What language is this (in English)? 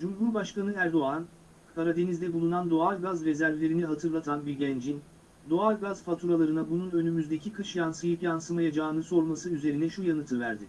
Turkish